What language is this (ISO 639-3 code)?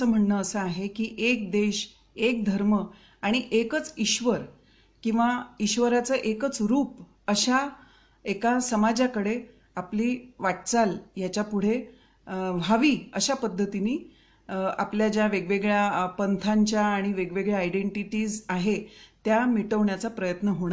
mar